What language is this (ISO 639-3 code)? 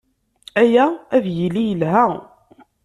kab